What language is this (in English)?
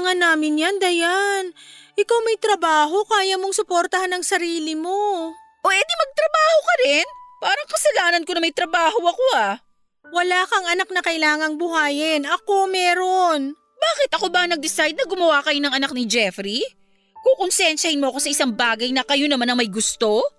Filipino